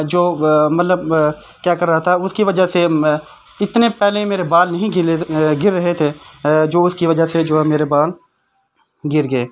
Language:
Urdu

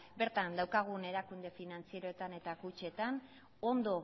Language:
Basque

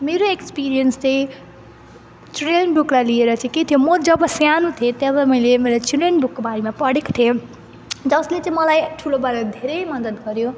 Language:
Nepali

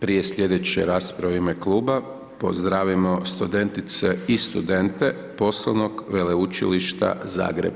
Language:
Croatian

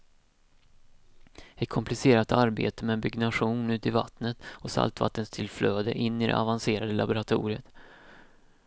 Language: Swedish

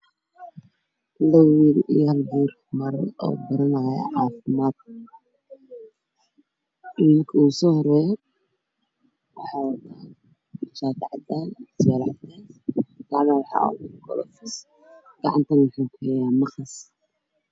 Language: Somali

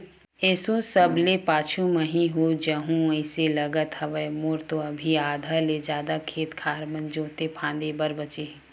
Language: Chhattisgarhi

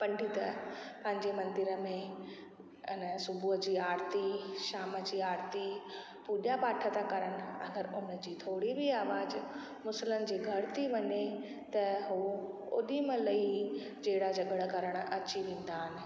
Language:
Sindhi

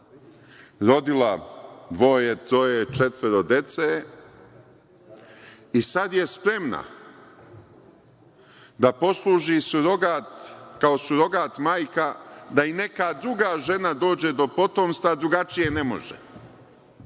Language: Serbian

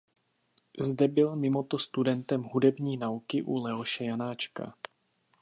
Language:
Czech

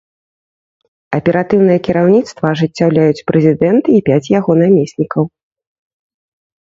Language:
Belarusian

